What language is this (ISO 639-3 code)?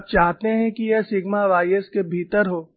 hin